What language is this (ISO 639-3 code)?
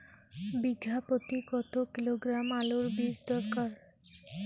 ben